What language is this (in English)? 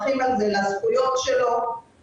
Hebrew